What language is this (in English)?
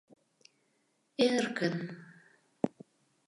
Mari